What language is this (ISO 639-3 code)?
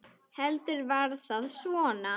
isl